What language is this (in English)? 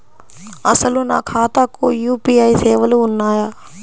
Telugu